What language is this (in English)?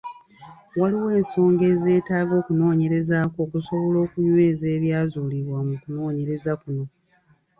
Ganda